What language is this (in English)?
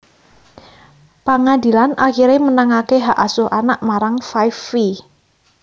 Javanese